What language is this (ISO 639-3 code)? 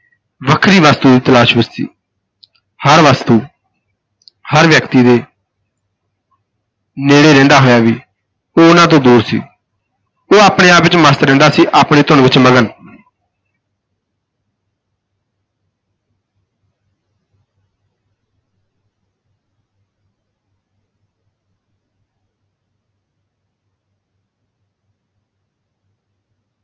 pan